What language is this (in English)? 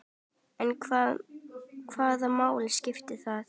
Icelandic